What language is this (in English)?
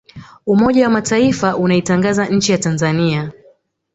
Swahili